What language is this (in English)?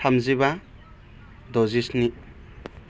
Bodo